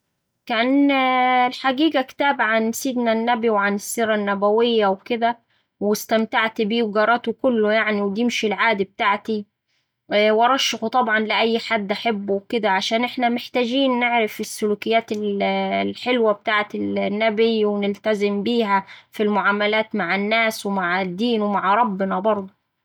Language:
Saidi Arabic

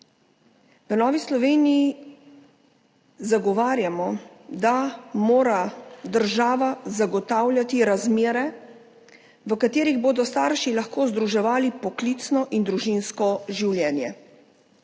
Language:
Slovenian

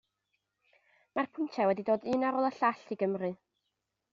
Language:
Welsh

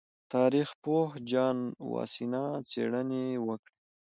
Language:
Pashto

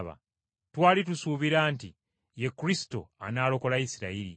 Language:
Ganda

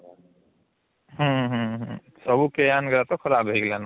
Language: Odia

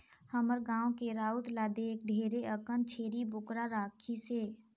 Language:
Chhattisgarhi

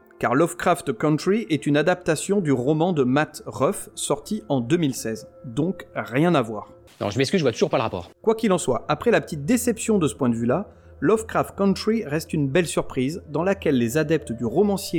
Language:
French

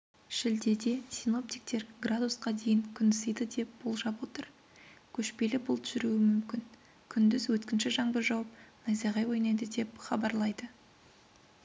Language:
Kazakh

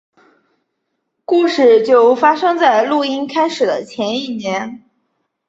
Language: Chinese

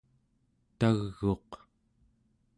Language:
Central Yupik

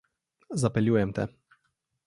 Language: Slovenian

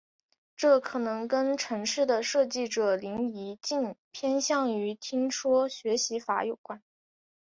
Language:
Chinese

